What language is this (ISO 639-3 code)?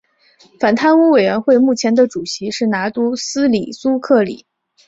zho